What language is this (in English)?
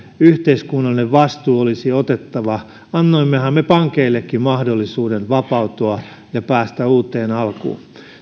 Finnish